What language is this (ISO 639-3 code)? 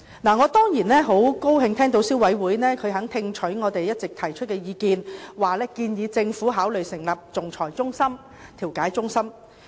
yue